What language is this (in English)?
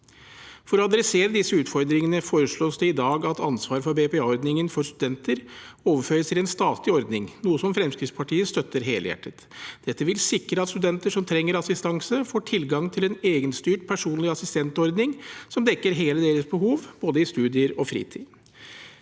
Norwegian